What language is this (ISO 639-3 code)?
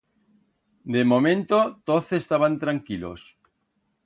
arg